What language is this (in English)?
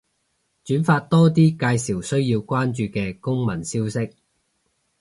Cantonese